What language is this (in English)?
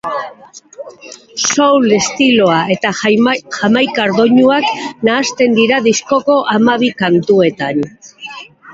Basque